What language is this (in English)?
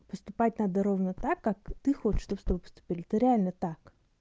Russian